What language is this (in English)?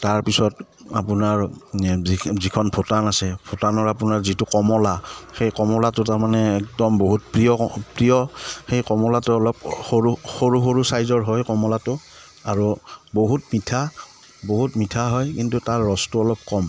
Assamese